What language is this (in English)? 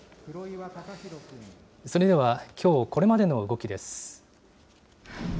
Japanese